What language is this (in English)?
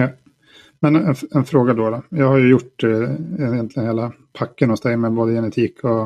Swedish